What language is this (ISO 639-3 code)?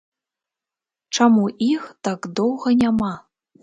bel